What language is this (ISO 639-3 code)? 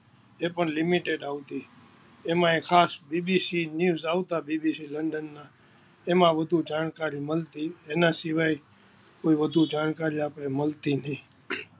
guj